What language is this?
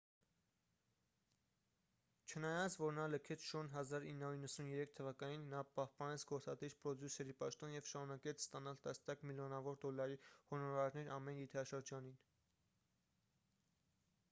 Armenian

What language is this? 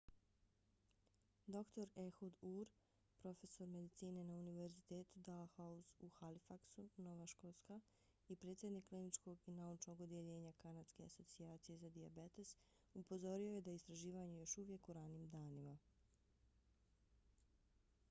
Bosnian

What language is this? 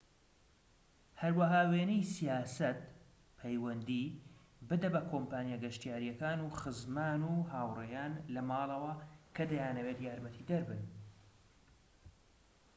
Central Kurdish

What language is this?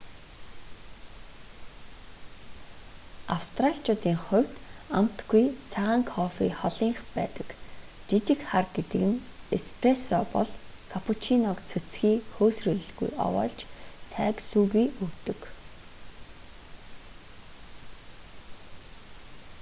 Mongolian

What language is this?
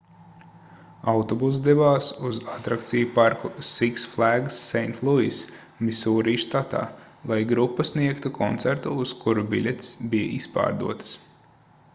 Latvian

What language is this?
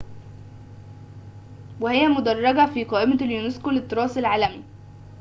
Arabic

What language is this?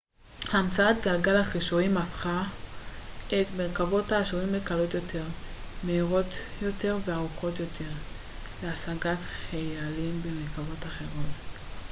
Hebrew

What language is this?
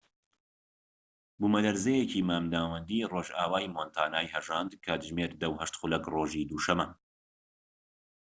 Central Kurdish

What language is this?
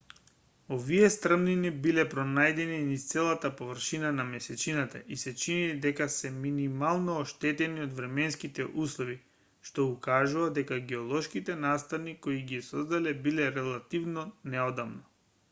Macedonian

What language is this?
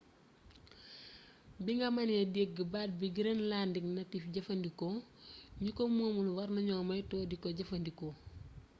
Wolof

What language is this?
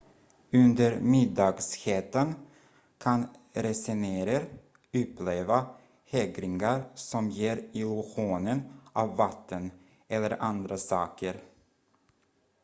Swedish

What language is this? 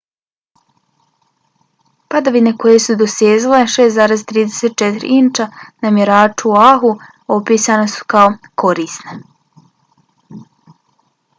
Bosnian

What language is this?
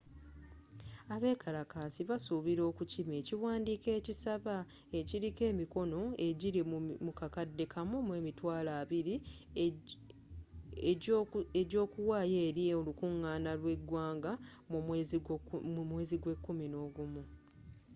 Ganda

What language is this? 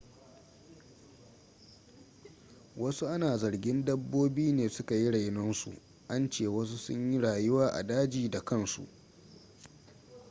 Hausa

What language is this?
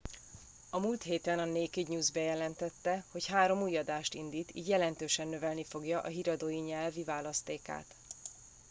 Hungarian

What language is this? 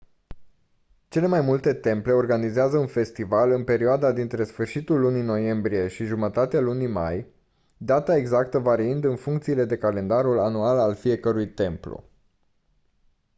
Romanian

